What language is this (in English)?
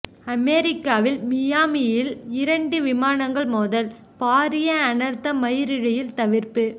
Tamil